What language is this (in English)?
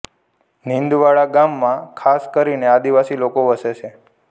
Gujarati